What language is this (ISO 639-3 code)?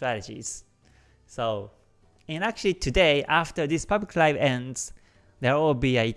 eng